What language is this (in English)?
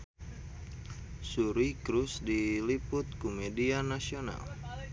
Sundanese